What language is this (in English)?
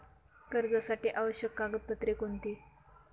Marathi